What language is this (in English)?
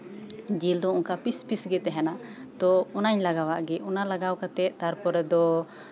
Santali